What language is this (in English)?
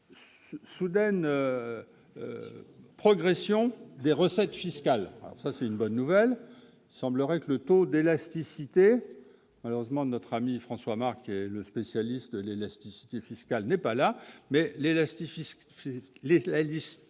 French